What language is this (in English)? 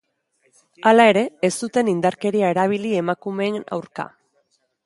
Basque